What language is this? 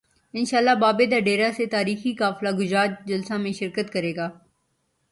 Urdu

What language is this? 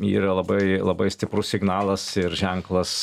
Lithuanian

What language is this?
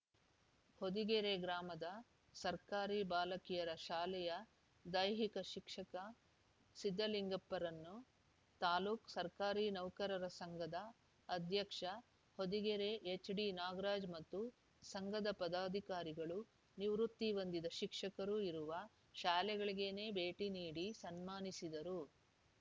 Kannada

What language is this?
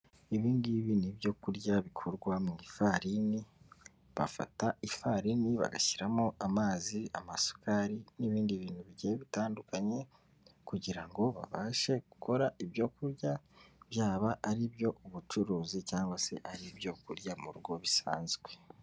Kinyarwanda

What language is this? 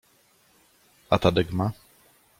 Polish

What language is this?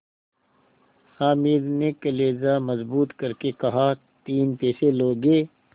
Hindi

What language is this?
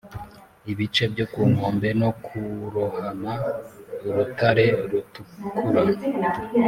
Kinyarwanda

